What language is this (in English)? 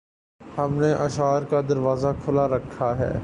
Urdu